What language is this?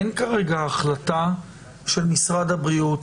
Hebrew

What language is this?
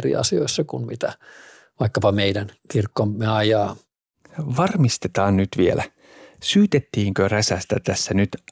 Finnish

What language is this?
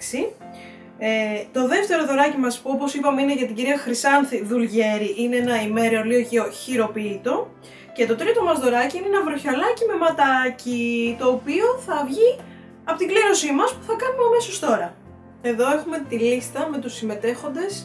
Greek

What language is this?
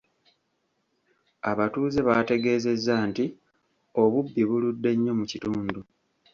Ganda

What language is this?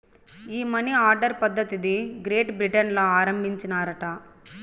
Telugu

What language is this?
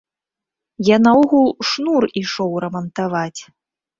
Belarusian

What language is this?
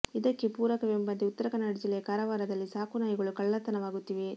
Kannada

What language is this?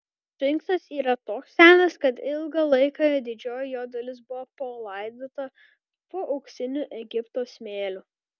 Lithuanian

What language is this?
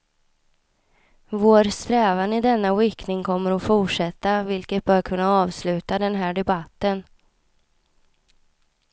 Swedish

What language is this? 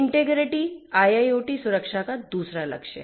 Hindi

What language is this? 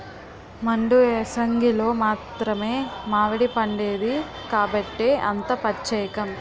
Telugu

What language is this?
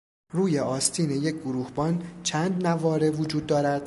Persian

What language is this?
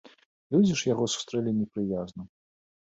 Belarusian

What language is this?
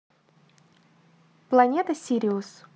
Russian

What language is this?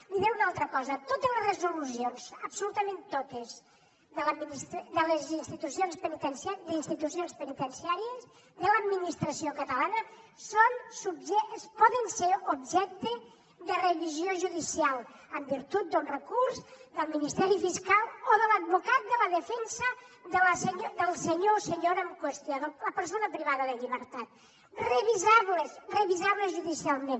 Catalan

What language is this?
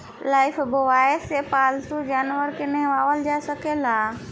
Bhojpuri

